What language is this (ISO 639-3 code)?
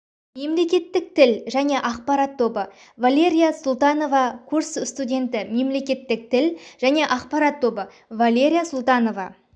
kaz